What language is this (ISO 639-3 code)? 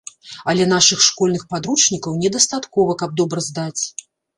bel